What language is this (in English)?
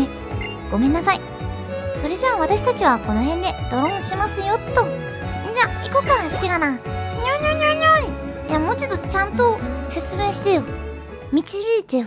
Japanese